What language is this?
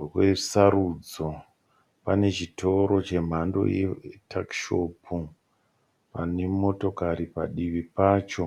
Shona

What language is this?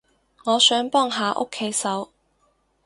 Cantonese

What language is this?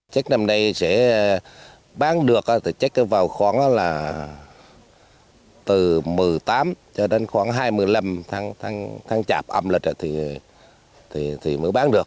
Vietnamese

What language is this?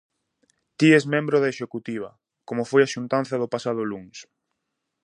Galician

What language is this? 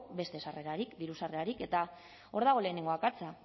Basque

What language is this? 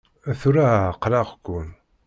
Kabyle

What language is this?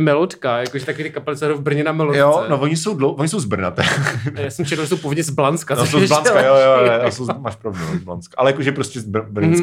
Czech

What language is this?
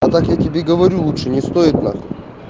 Russian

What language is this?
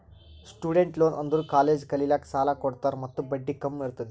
Kannada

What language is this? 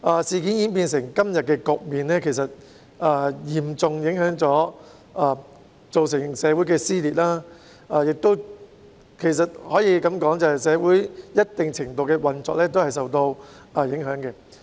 Cantonese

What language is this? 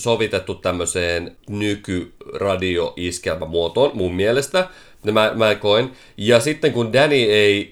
Finnish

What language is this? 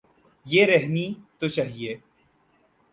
Urdu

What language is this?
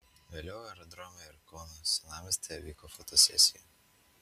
Lithuanian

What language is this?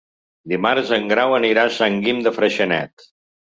Catalan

